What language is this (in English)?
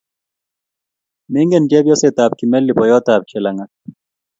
Kalenjin